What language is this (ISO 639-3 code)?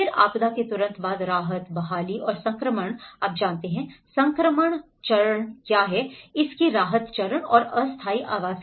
hin